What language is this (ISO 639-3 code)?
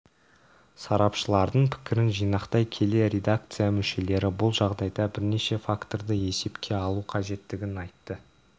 kaz